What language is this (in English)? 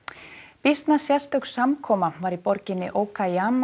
Icelandic